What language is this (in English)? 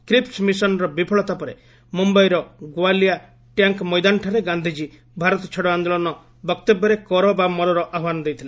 Odia